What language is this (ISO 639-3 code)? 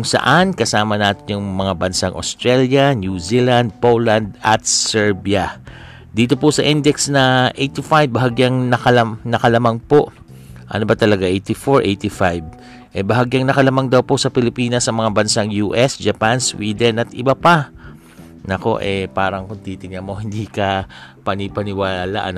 fil